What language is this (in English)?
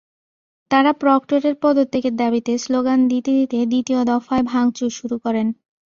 Bangla